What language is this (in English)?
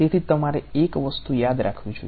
Gujarati